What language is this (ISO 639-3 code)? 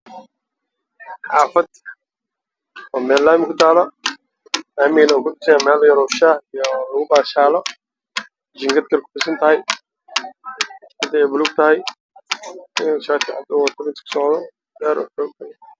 som